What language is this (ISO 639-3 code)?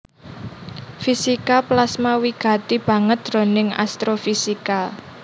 jav